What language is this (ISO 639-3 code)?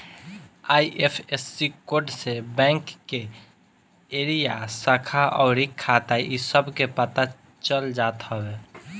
bho